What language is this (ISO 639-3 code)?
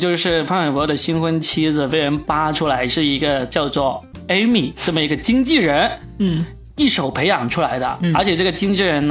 zho